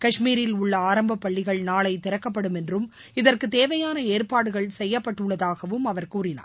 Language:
Tamil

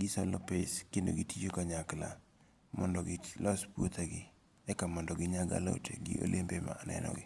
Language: Luo (Kenya and Tanzania)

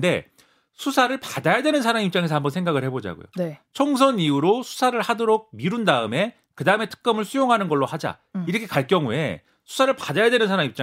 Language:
Korean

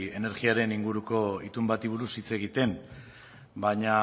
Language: Basque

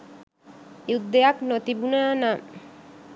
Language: Sinhala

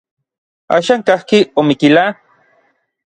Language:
Orizaba Nahuatl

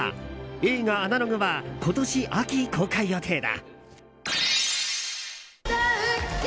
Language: Japanese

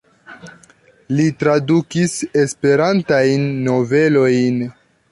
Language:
Esperanto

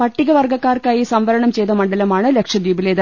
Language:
Malayalam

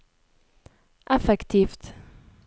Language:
Norwegian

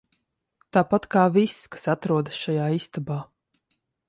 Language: Latvian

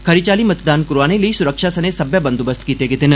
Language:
Dogri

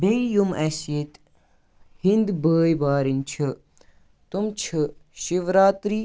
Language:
Kashmiri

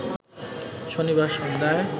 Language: Bangla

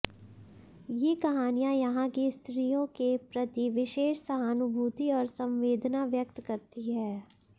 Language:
Hindi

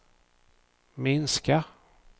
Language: Swedish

